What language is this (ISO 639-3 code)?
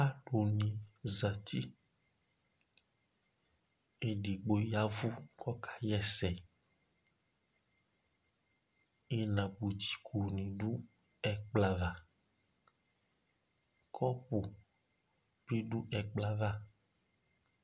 kpo